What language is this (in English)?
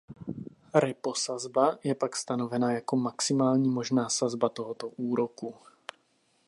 Czech